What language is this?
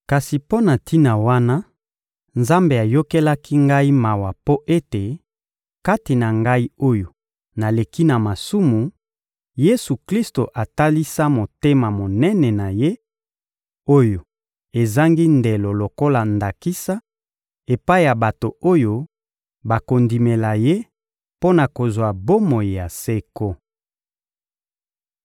Lingala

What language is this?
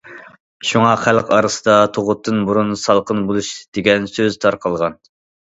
Uyghur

